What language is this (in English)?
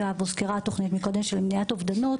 Hebrew